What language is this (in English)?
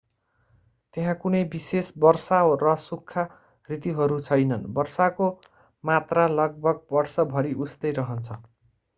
Nepali